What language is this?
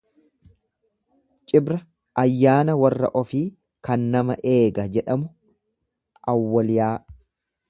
Oromo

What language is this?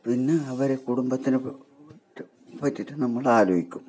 Malayalam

